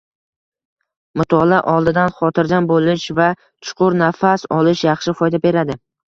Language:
Uzbek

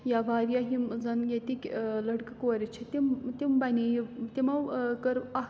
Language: Kashmiri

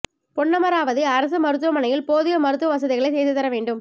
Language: Tamil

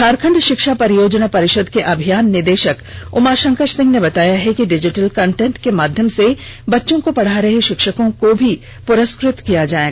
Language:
Hindi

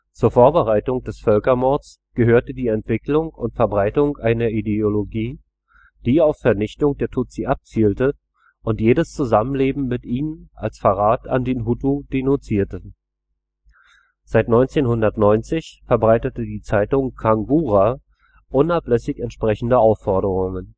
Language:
German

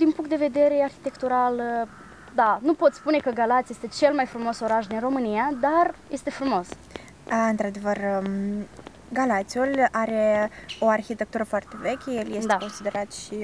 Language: Romanian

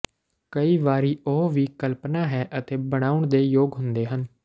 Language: Punjabi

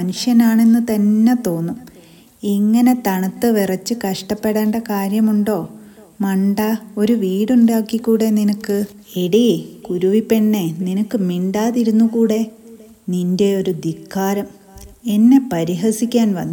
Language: Malayalam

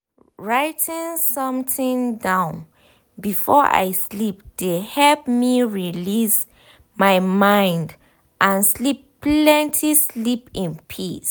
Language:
Nigerian Pidgin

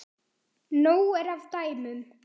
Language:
Icelandic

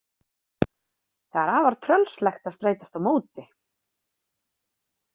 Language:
Icelandic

